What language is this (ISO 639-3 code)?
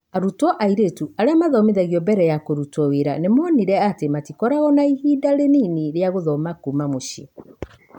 kik